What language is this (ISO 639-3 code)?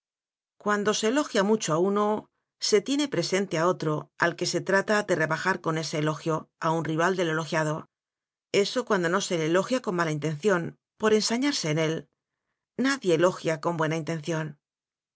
spa